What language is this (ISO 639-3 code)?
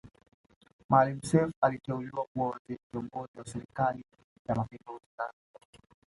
swa